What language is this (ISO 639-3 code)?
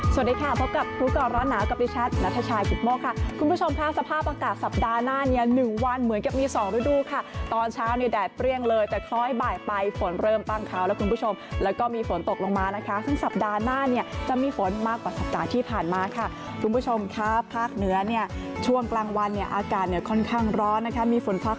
tha